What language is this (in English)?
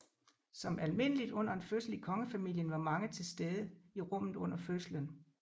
Danish